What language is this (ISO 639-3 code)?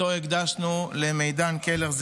heb